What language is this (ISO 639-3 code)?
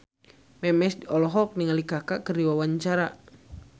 sun